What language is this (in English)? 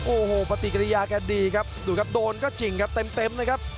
Thai